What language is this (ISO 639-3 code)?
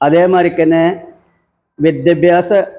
mal